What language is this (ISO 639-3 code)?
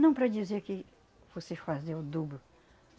por